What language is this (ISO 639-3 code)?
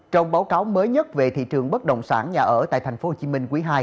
vie